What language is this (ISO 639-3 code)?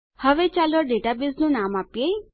guj